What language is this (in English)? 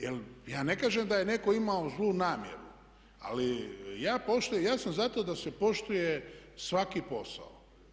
Croatian